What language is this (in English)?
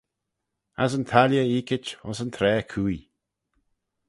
Manx